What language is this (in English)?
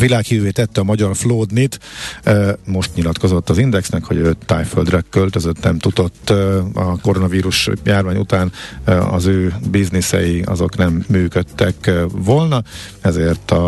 Hungarian